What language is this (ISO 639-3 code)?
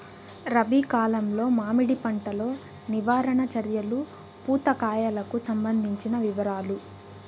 tel